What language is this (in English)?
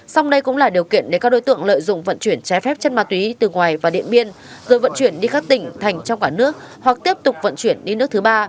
Vietnamese